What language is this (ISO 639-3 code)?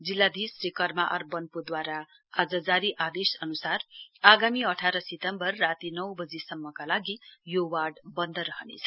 nep